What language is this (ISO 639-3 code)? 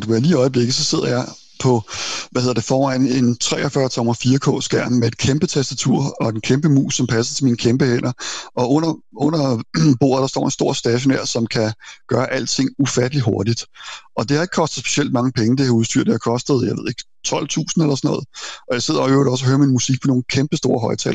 dan